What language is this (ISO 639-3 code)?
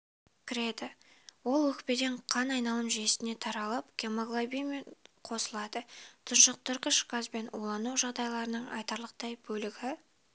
kaz